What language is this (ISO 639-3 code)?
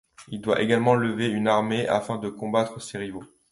fra